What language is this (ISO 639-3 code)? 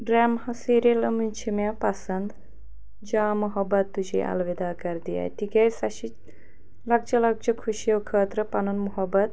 kas